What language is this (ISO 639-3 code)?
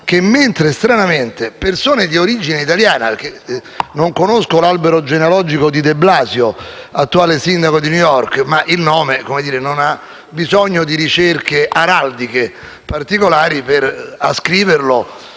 ita